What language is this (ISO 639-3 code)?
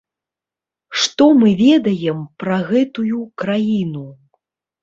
bel